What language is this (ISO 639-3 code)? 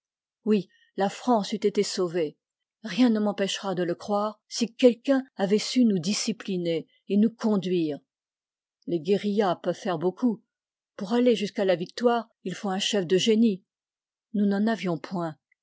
fra